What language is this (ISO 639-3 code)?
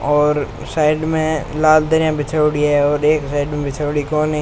raj